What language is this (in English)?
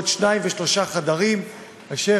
Hebrew